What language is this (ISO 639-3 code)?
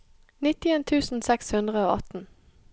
nor